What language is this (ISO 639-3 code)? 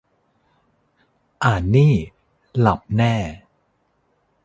tha